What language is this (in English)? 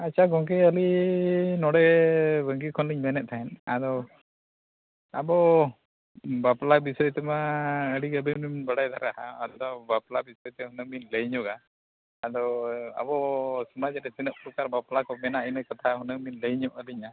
Santali